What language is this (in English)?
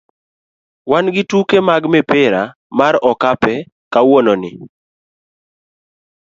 Luo (Kenya and Tanzania)